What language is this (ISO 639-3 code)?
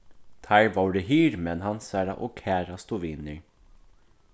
fao